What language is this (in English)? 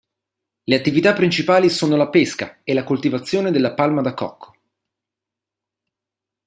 Italian